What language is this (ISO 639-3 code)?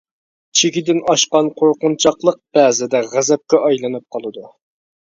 uig